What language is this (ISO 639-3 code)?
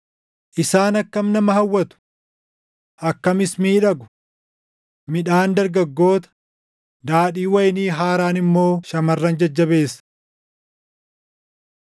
orm